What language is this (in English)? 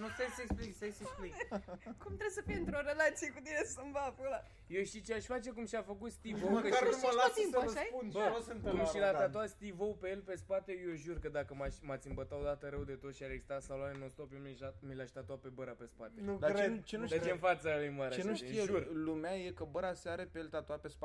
Romanian